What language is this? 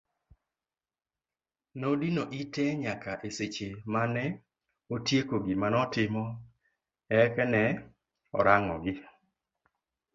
Luo (Kenya and Tanzania)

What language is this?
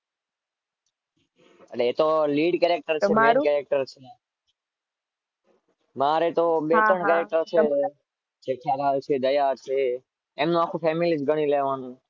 Gujarati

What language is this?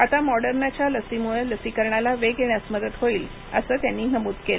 Marathi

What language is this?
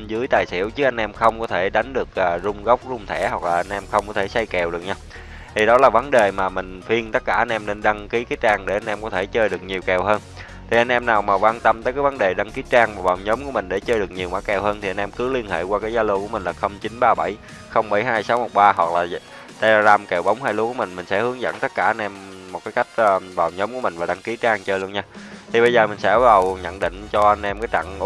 Vietnamese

